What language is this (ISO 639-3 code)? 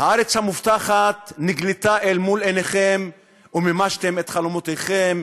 heb